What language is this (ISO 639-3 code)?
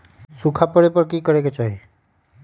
mag